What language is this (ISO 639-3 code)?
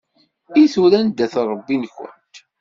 kab